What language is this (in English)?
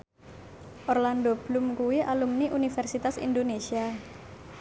Javanese